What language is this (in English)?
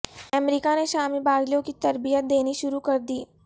Urdu